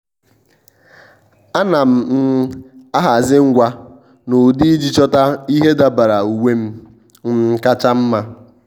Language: Igbo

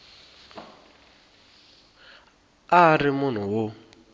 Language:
Tsonga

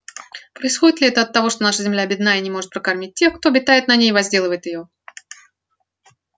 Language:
Russian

